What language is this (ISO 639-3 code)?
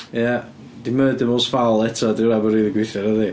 cym